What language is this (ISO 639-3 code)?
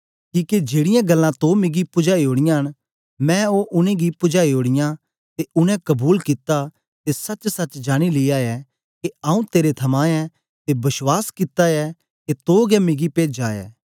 doi